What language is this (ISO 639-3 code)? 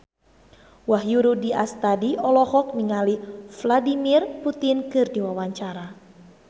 sun